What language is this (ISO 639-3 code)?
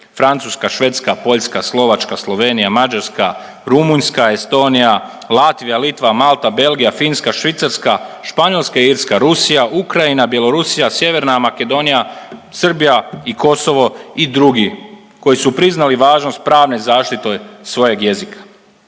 hrv